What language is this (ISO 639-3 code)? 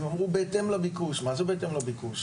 heb